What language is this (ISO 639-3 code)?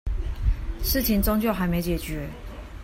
zho